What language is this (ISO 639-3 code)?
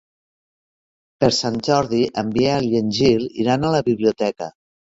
cat